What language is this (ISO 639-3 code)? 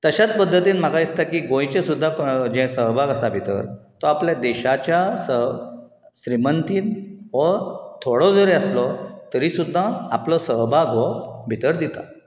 kok